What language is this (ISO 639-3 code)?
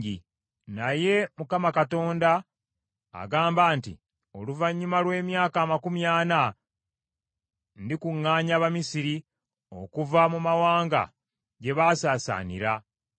lug